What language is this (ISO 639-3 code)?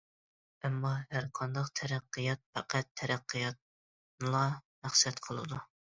uig